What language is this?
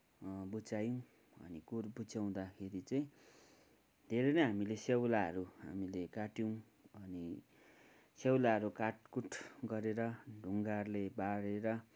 Nepali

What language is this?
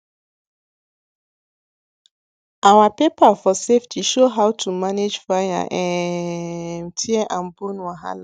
Nigerian Pidgin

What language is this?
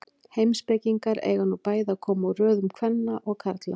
Icelandic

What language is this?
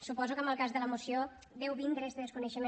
Catalan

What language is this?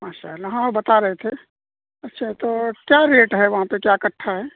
Urdu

